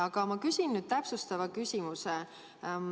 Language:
Estonian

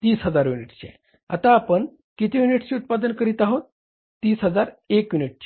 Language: Marathi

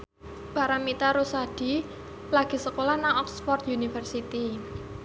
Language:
Javanese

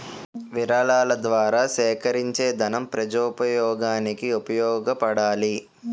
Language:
Telugu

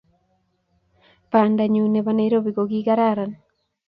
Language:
Kalenjin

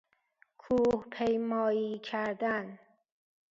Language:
Persian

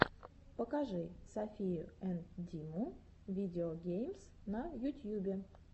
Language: Russian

